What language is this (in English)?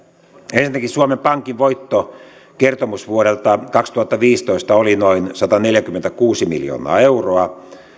Finnish